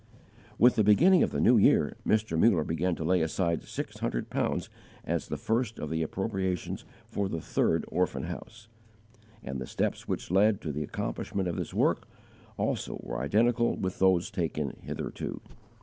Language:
English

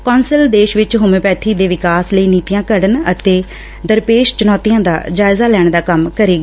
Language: Punjabi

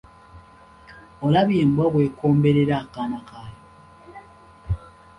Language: Ganda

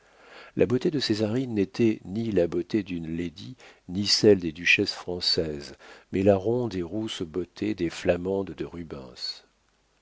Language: French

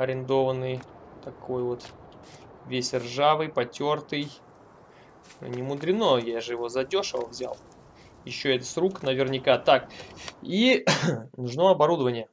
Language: Russian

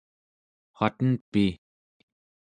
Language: Central Yupik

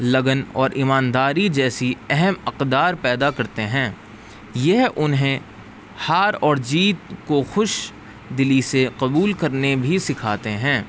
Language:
Urdu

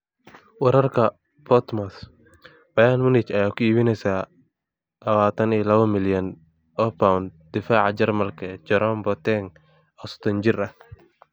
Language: Somali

